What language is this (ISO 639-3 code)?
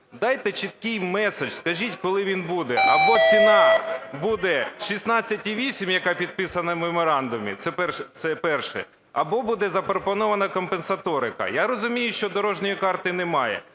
ukr